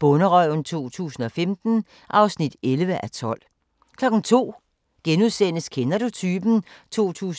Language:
Danish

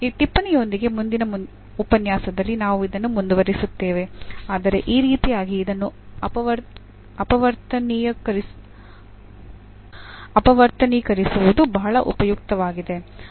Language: Kannada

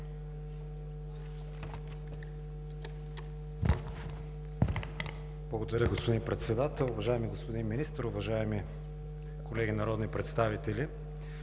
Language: Bulgarian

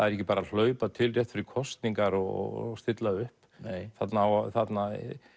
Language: Icelandic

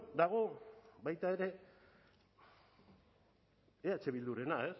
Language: Basque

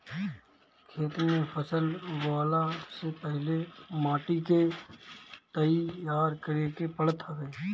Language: Bhojpuri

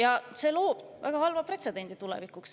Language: Estonian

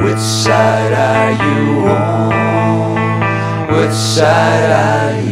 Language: Greek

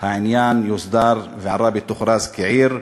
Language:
Hebrew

